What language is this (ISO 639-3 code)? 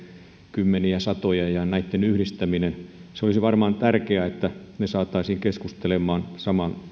fin